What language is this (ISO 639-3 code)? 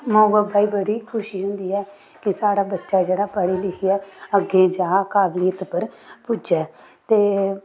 doi